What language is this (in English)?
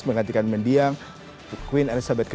Indonesian